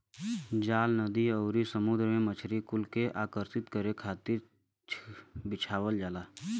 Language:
Bhojpuri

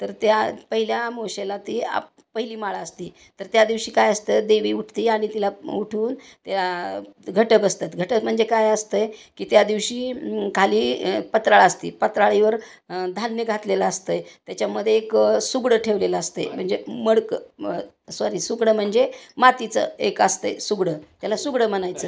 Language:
Marathi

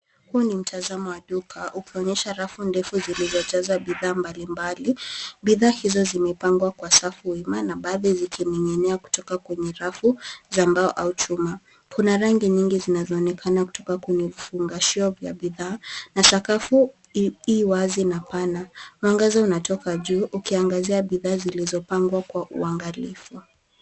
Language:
Swahili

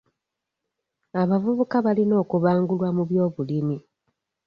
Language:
Ganda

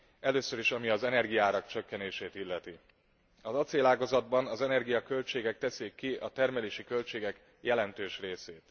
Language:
Hungarian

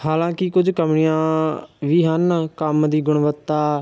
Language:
Punjabi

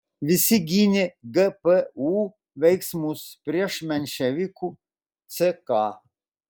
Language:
Lithuanian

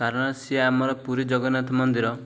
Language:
Odia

